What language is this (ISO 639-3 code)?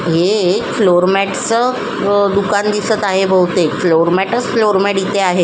mar